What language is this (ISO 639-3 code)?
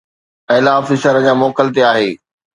snd